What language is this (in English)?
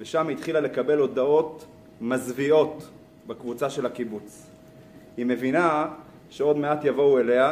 Hebrew